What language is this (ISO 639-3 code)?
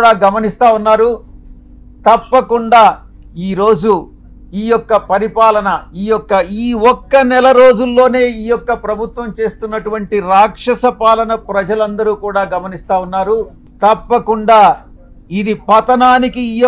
tel